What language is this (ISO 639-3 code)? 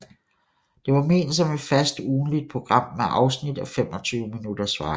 dan